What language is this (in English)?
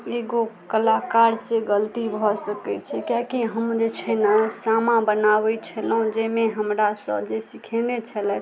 Maithili